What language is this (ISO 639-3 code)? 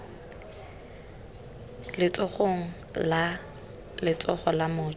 tsn